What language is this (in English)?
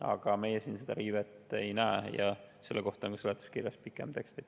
Estonian